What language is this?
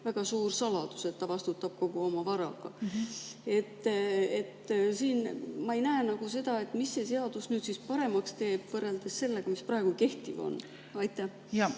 Estonian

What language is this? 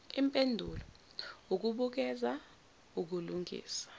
Zulu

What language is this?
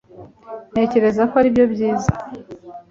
Kinyarwanda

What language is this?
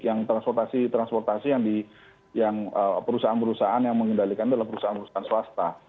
Indonesian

